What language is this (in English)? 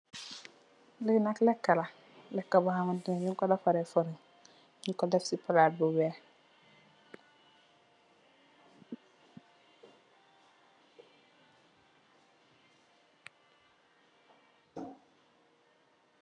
Wolof